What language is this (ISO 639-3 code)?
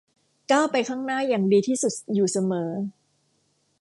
tha